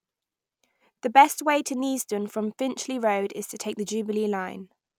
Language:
English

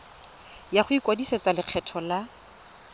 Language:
Tswana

